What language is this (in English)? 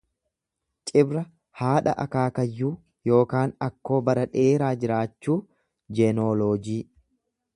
Oromo